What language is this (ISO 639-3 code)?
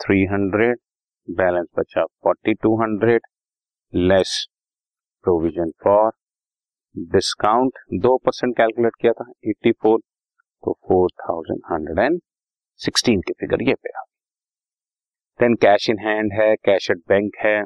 hin